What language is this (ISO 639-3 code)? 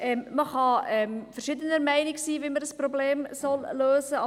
gsw